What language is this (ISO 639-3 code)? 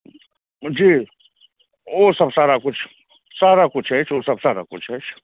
mai